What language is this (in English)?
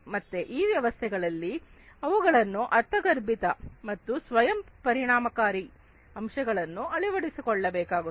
Kannada